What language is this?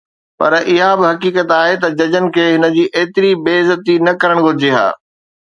Sindhi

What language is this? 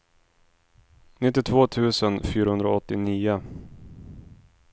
Swedish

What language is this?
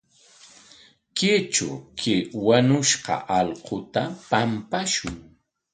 Corongo Ancash Quechua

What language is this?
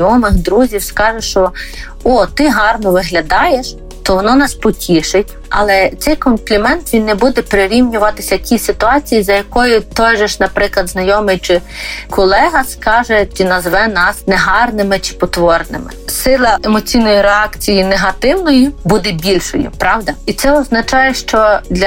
Ukrainian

